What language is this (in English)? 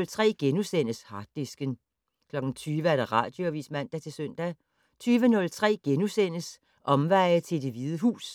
Danish